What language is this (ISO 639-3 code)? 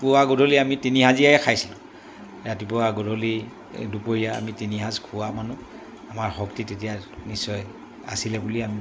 asm